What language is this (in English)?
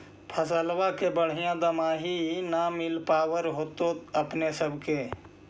Magahi